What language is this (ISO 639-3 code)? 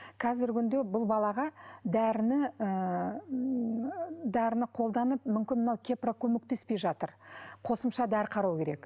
kaz